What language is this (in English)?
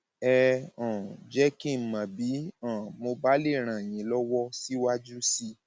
Yoruba